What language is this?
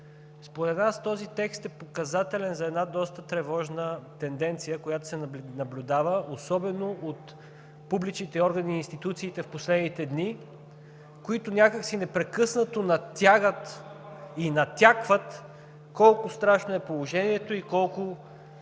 Bulgarian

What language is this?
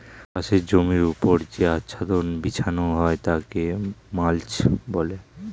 Bangla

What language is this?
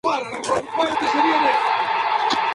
Spanish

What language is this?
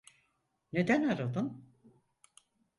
Turkish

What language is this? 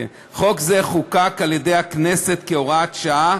Hebrew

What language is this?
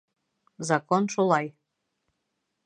Bashkir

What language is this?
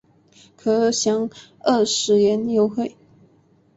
Chinese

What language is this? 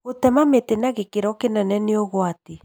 Kikuyu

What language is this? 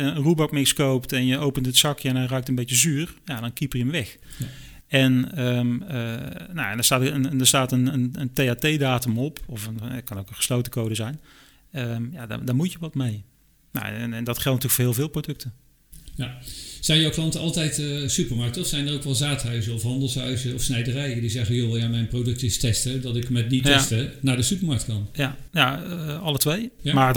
Dutch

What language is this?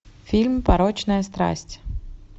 Russian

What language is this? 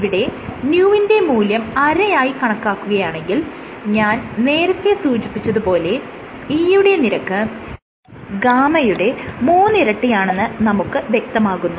Malayalam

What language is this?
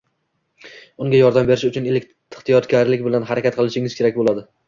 Uzbek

